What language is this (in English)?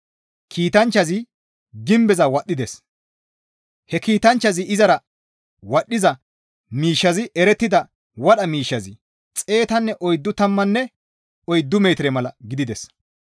Gamo